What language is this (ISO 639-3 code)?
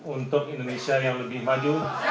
ind